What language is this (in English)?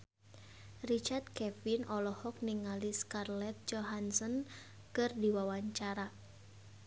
Sundanese